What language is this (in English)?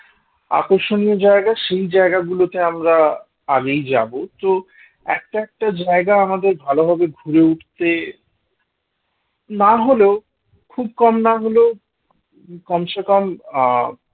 Bangla